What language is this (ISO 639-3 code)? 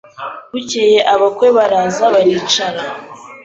kin